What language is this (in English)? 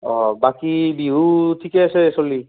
Assamese